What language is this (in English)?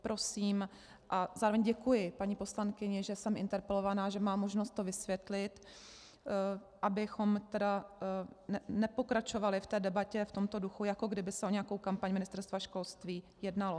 Czech